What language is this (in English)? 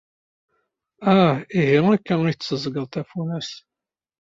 Kabyle